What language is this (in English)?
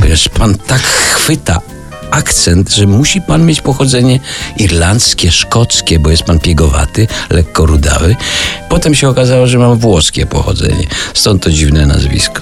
Polish